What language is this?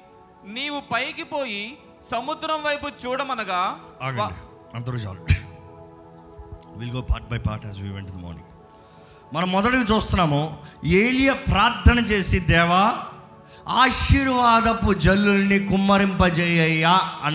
Telugu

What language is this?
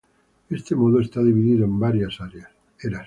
Spanish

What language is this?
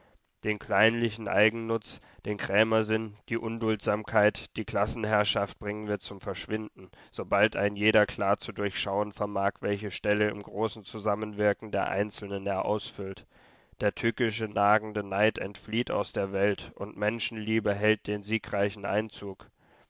German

